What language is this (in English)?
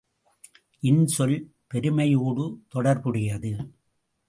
Tamil